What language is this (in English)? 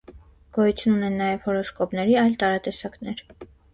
Armenian